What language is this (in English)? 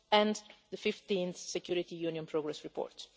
English